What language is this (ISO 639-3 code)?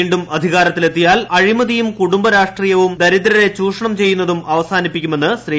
mal